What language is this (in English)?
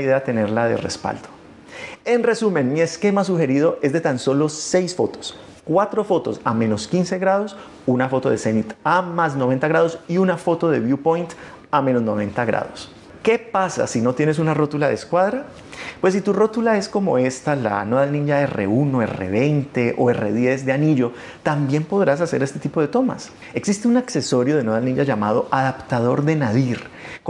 Spanish